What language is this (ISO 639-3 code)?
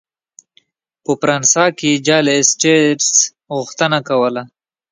pus